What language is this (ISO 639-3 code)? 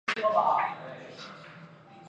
zho